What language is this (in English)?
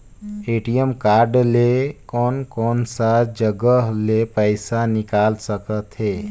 Chhattisgarhi